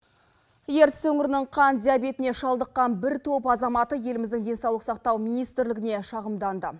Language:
Kazakh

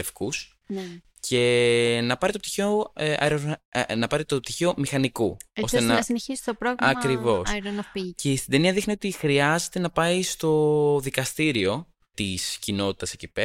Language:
Greek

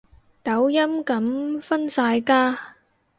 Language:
Cantonese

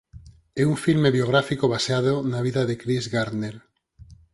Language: Galician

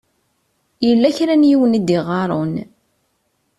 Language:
Kabyle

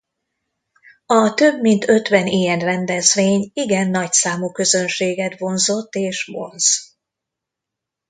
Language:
Hungarian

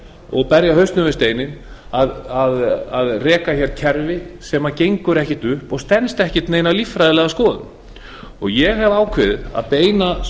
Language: Icelandic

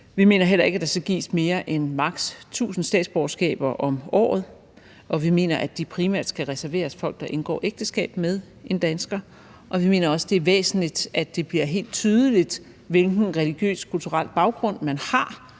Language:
Danish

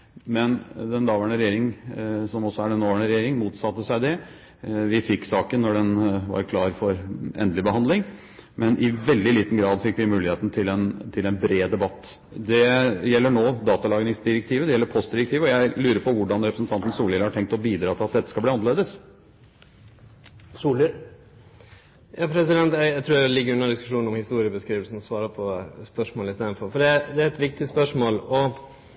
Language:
Norwegian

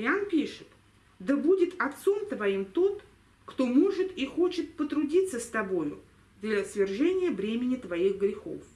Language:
Russian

